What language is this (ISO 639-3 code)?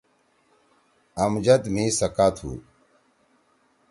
trw